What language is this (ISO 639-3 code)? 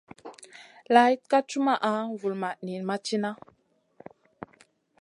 mcn